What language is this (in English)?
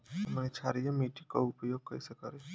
Bhojpuri